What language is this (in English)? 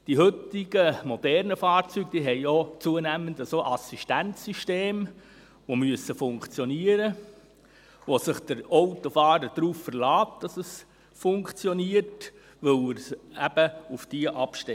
Swiss German